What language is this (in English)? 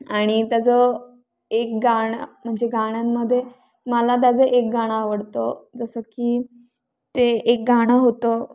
Marathi